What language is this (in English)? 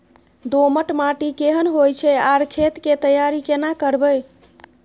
Maithili